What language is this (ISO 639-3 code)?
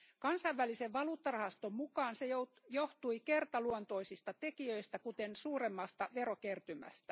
fin